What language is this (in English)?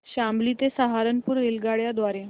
Marathi